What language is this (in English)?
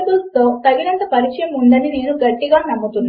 Telugu